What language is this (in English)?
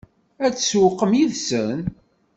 Kabyle